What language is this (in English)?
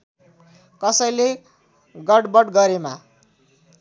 Nepali